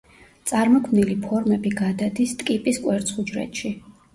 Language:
Georgian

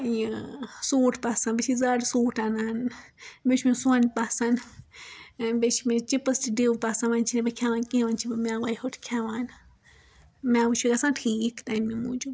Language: Kashmiri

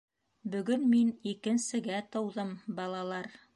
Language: Bashkir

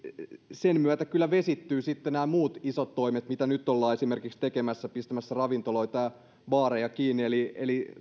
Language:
Finnish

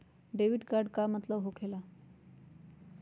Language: Magahi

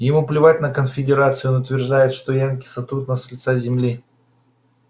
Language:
Russian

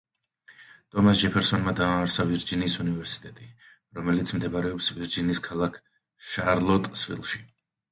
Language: Georgian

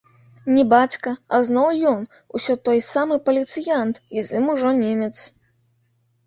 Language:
Belarusian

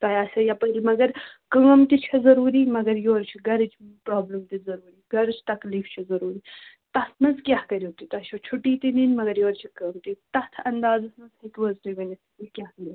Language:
Kashmiri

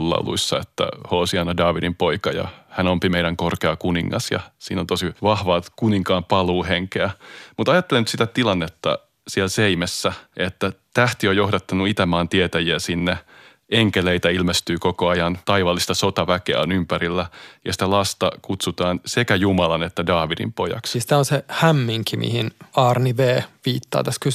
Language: Finnish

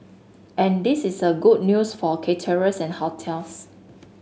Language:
English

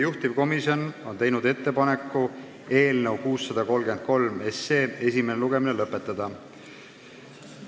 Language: Estonian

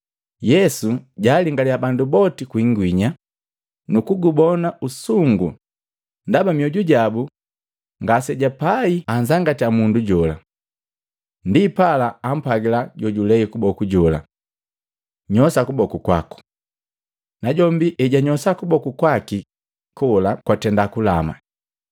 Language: Matengo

